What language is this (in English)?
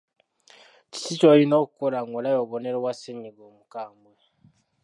Ganda